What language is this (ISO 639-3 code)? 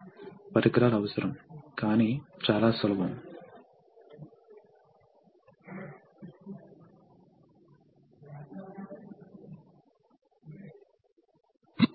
tel